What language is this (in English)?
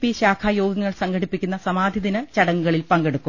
Malayalam